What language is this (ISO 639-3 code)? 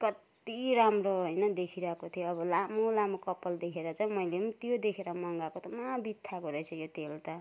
nep